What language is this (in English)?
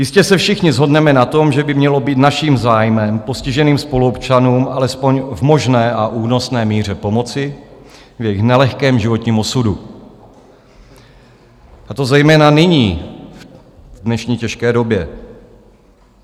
Czech